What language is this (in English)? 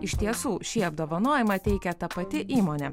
Lithuanian